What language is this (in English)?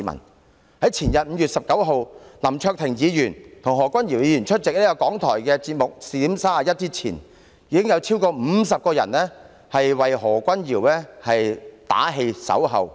Cantonese